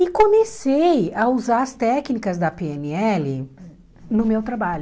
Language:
Portuguese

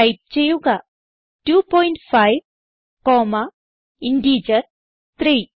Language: Malayalam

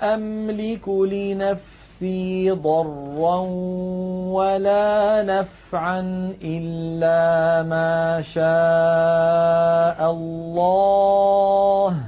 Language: Arabic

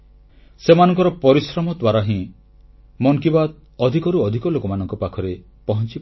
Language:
Odia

